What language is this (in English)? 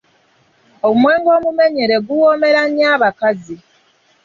Ganda